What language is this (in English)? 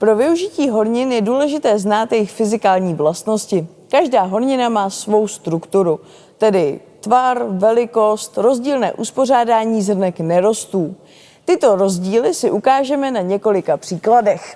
Czech